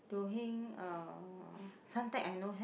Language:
English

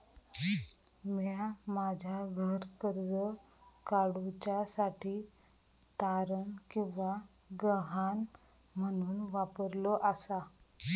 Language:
Marathi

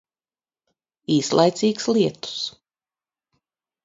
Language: Latvian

